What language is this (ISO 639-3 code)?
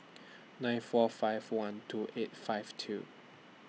eng